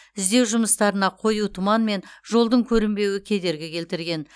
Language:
Kazakh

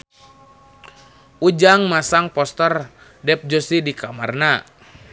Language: Sundanese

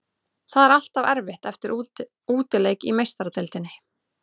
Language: Icelandic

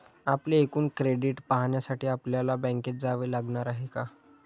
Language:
Marathi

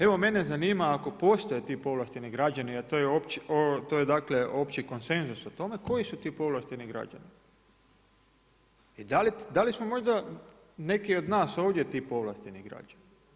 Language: Croatian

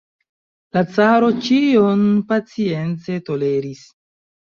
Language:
Esperanto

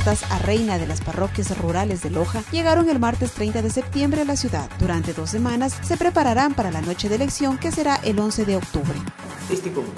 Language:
Spanish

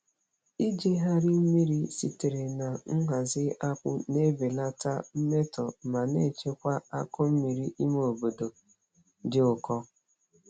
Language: Igbo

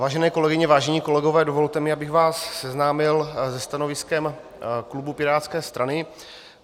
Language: Czech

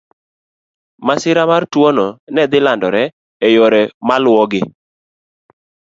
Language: Luo (Kenya and Tanzania)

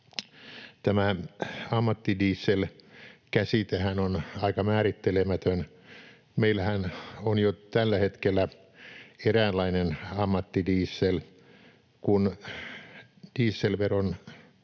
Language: Finnish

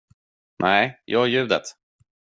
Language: Swedish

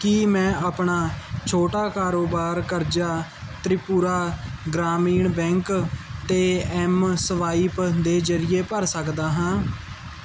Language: Punjabi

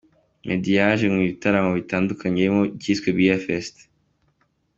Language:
Kinyarwanda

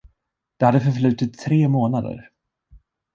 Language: Swedish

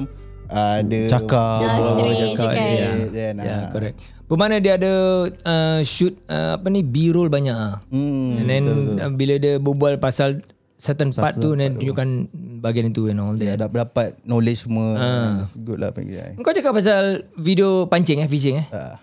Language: Malay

